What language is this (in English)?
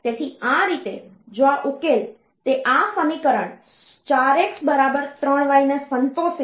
Gujarati